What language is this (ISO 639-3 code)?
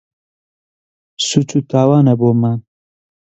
ckb